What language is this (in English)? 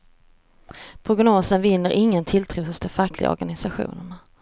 Swedish